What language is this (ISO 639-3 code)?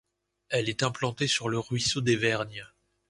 fra